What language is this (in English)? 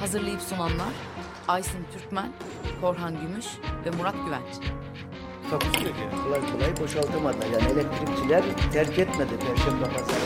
Turkish